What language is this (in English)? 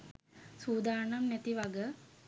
Sinhala